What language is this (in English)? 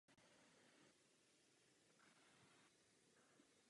Czech